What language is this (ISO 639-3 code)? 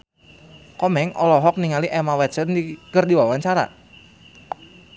sun